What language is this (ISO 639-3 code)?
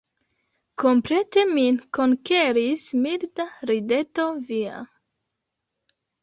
epo